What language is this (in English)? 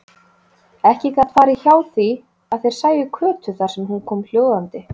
Icelandic